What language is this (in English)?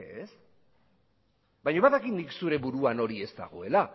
Basque